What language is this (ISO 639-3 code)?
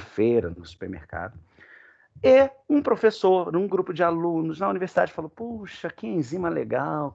por